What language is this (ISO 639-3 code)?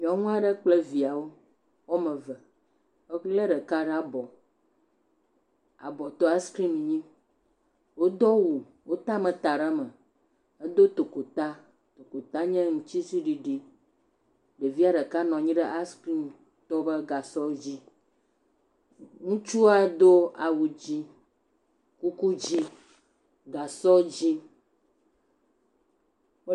ewe